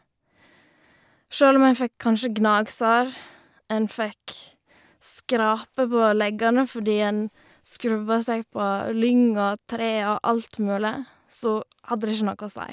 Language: Norwegian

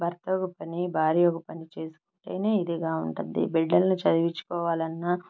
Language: Telugu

